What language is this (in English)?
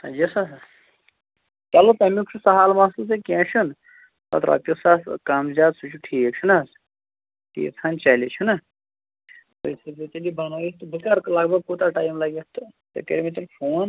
Kashmiri